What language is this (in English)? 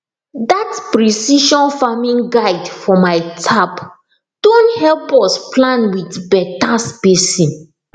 Nigerian Pidgin